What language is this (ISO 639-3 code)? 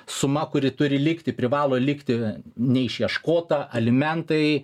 lit